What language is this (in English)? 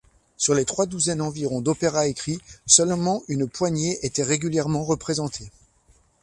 French